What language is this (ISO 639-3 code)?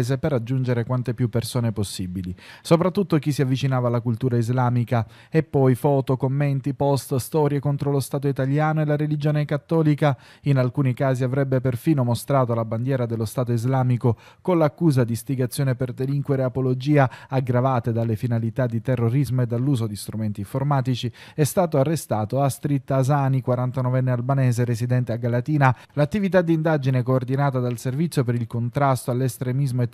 ita